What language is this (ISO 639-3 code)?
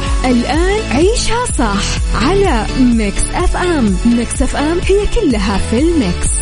ara